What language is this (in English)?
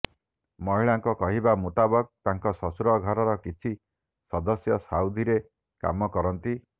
Odia